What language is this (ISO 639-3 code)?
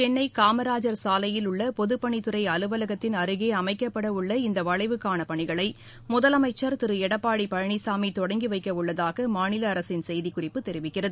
tam